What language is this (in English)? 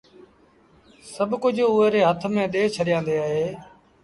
Sindhi Bhil